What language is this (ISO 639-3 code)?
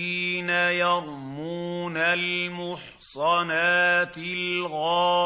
ara